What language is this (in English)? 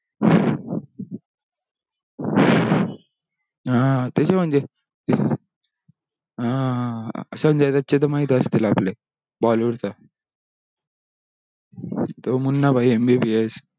Marathi